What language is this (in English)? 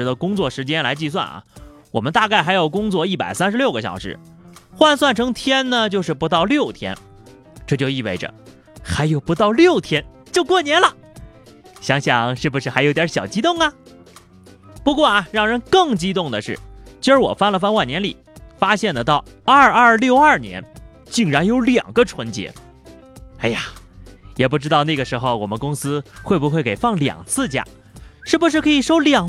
Chinese